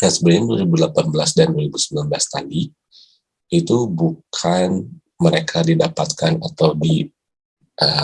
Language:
Indonesian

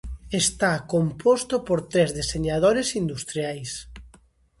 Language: Galician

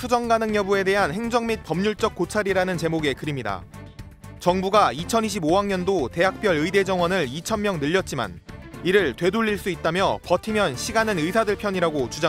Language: Korean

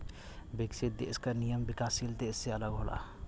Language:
Bhojpuri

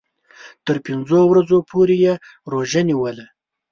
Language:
Pashto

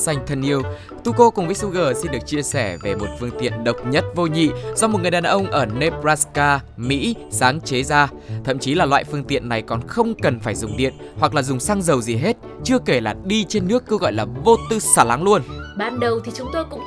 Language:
Vietnamese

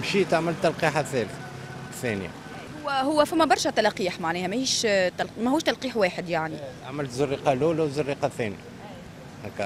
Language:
Arabic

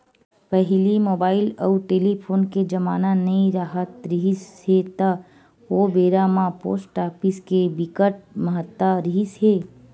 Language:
Chhattisgarhi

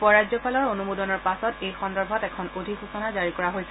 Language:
Assamese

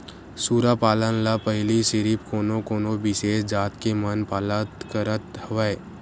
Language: Chhattisgarhi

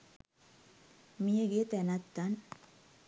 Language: Sinhala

